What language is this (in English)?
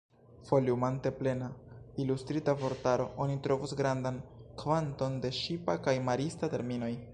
Esperanto